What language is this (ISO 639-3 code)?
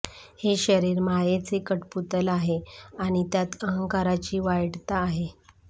mar